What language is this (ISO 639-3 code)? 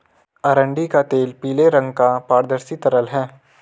hin